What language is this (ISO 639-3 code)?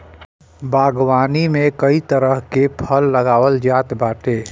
bho